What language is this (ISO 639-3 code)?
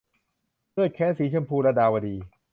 tha